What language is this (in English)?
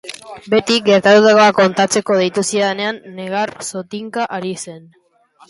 Basque